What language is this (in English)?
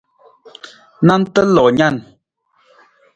Nawdm